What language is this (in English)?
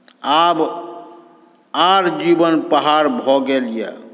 Maithili